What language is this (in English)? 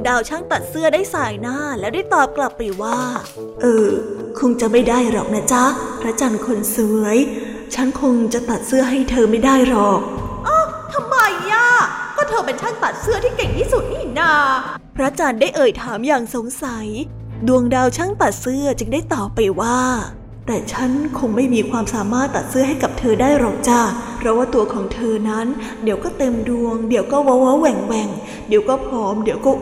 Thai